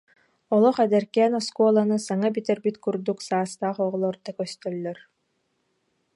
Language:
Yakut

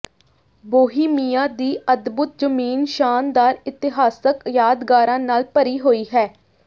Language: Punjabi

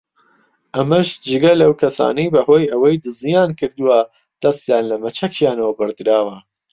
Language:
Central Kurdish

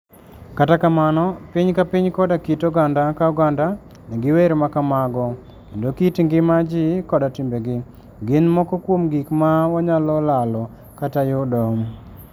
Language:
Luo (Kenya and Tanzania)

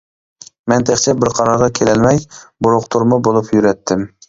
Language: Uyghur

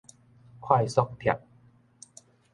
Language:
Min Nan Chinese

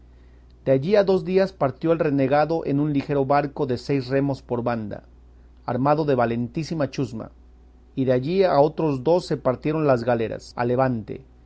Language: Spanish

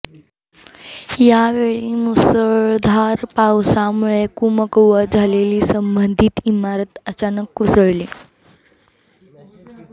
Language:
Marathi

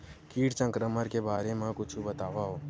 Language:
Chhattisgarhi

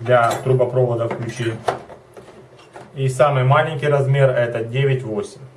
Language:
Russian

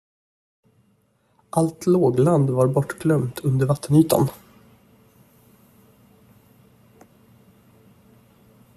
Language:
Swedish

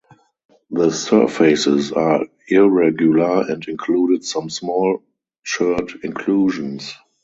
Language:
English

